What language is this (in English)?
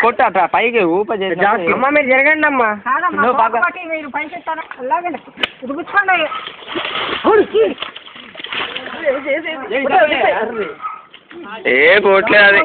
Telugu